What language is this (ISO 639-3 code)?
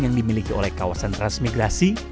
ind